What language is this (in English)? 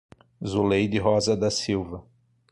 Portuguese